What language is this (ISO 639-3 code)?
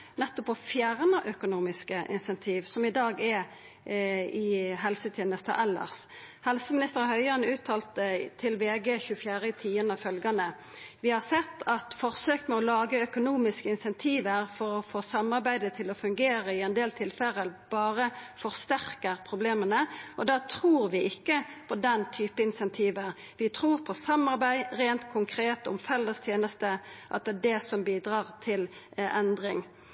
nno